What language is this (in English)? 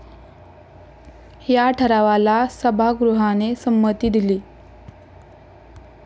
Marathi